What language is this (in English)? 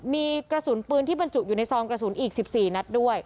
Thai